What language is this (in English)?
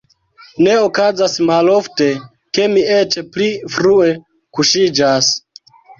Esperanto